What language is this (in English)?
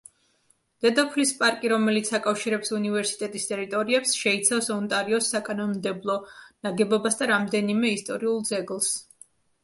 Georgian